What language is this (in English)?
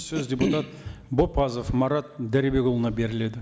Kazakh